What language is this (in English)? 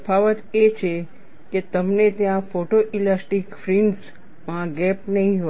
Gujarati